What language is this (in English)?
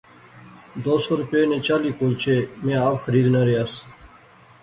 Pahari-Potwari